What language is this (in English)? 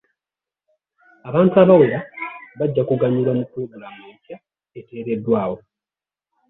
Ganda